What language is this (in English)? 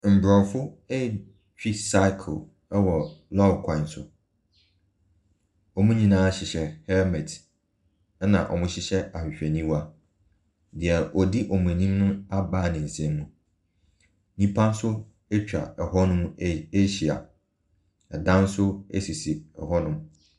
Akan